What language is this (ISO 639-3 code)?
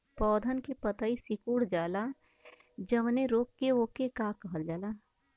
bho